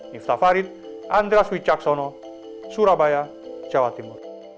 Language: Indonesian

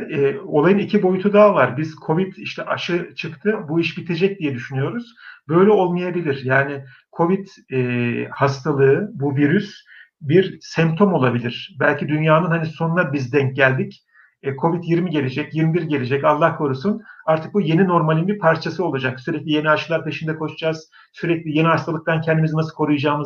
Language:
Turkish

